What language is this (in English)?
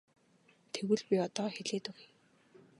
Mongolian